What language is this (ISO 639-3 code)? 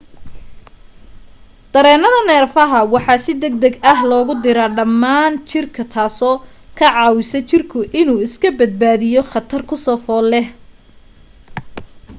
som